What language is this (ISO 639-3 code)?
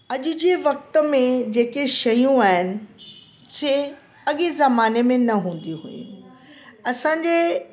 snd